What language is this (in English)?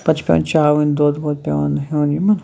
Kashmiri